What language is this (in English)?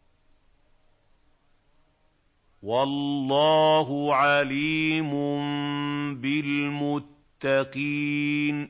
Arabic